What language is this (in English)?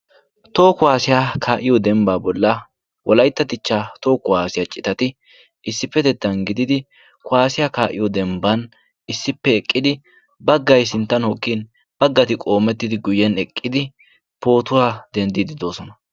Wolaytta